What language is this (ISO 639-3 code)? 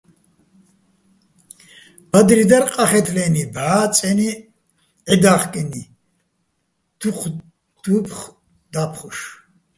bbl